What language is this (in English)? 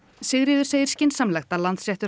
Icelandic